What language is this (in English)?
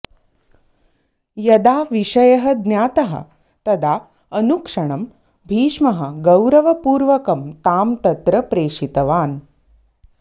Sanskrit